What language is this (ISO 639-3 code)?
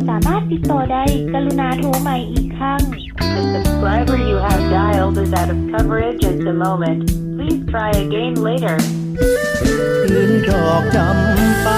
tha